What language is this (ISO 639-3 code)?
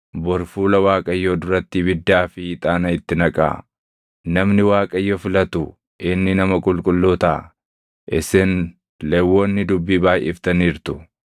orm